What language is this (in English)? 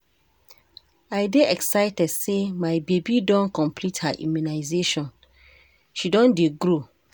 Nigerian Pidgin